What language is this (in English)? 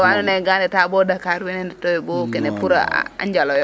Serer